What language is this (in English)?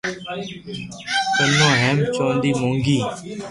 Loarki